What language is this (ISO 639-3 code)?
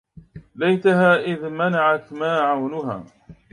ara